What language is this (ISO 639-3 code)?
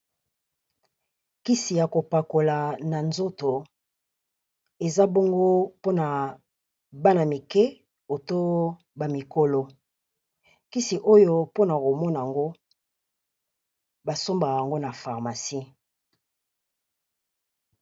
lin